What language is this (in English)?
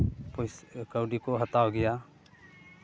Santali